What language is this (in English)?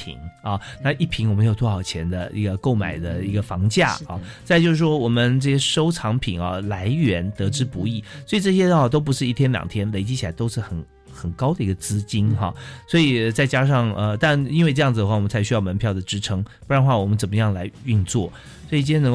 Chinese